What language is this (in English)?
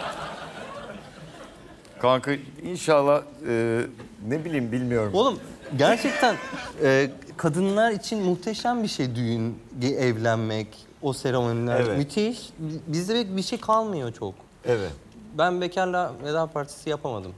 Turkish